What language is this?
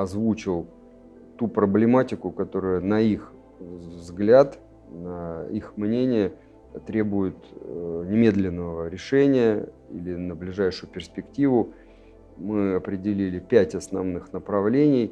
Russian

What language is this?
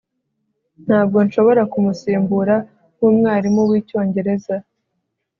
Kinyarwanda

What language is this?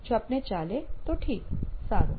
Gujarati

